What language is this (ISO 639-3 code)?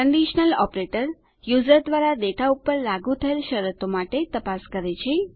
guj